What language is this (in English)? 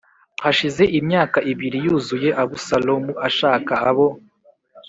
Kinyarwanda